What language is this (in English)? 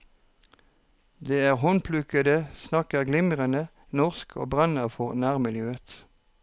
Norwegian